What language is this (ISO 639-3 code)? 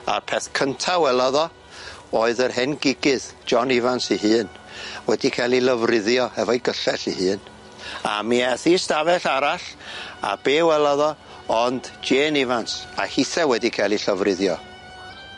cym